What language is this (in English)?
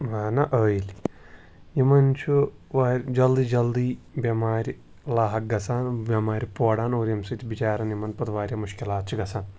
Kashmiri